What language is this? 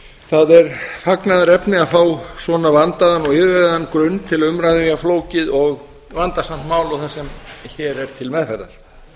Icelandic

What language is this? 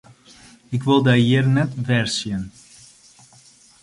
Western Frisian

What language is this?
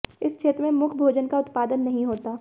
Hindi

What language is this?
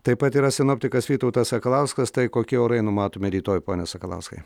Lithuanian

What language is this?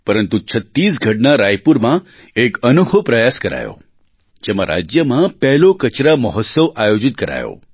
Gujarati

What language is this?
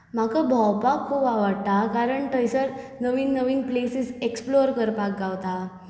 Konkani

